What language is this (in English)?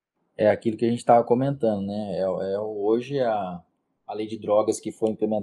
Portuguese